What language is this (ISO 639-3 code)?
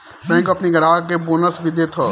bho